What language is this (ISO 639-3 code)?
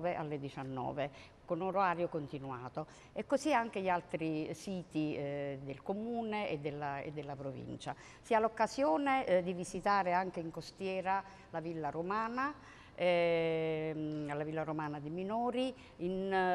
ita